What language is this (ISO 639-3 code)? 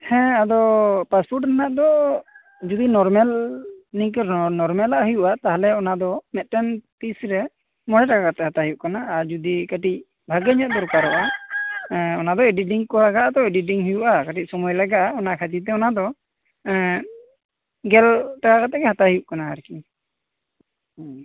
sat